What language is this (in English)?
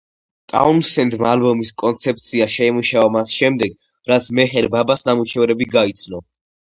Georgian